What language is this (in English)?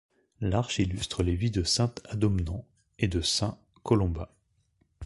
French